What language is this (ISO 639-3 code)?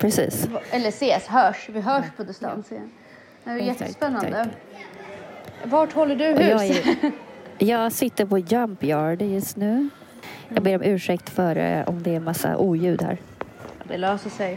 swe